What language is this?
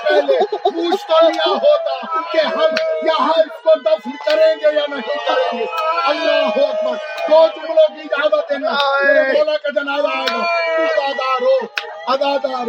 Urdu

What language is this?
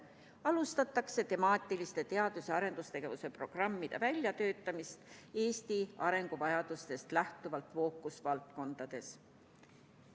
Estonian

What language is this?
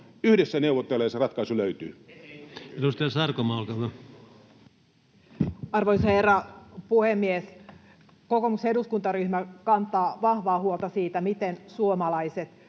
Finnish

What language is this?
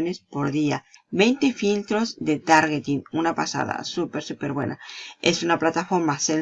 Spanish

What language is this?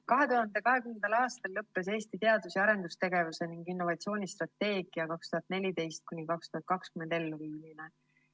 Estonian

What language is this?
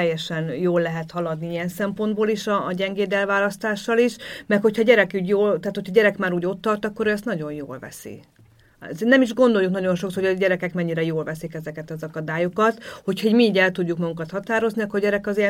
Hungarian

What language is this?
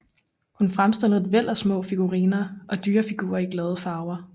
Danish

